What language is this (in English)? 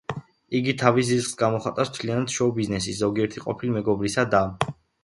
Georgian